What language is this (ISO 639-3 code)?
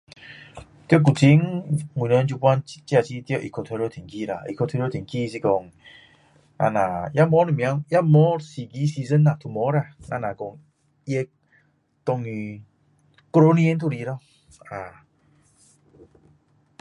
cdo